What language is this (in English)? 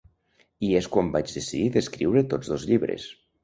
Catalan